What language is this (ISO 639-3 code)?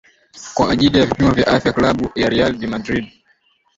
swa